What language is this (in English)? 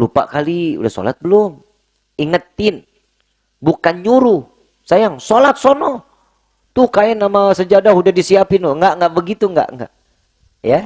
Indonesian